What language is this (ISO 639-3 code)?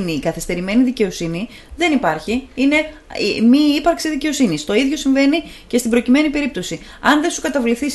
ell